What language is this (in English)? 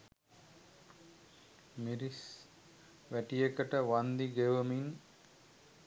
Sinhala